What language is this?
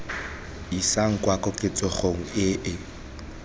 Tswana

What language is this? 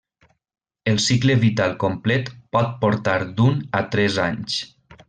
Catalan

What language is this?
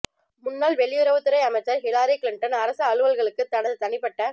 Tamil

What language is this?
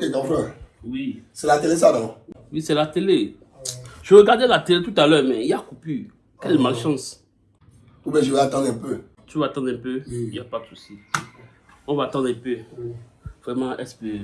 French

